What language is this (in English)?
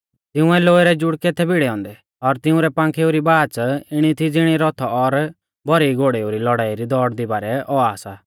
Mahasu Pahari